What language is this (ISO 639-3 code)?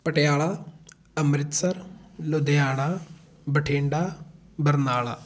pan